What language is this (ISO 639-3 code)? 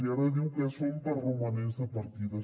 cat